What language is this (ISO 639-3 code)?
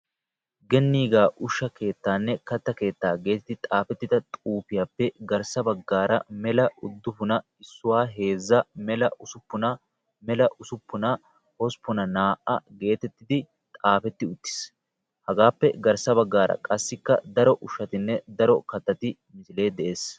wal